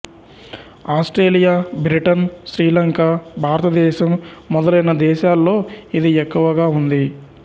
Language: Telugu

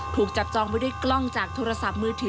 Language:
Thai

